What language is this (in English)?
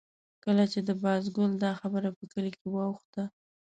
Pashto